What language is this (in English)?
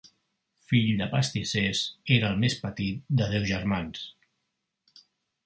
Catalan